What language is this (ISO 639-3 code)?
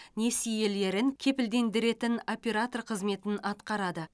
kaz